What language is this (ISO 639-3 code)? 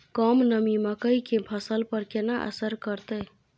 mai